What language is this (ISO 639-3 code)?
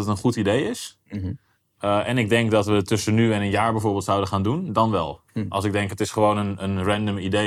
nld